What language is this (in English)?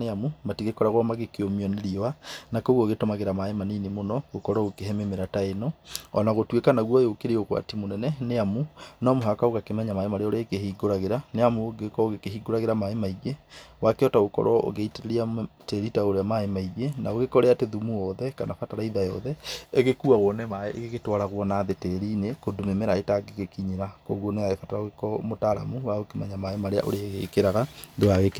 Kikuyu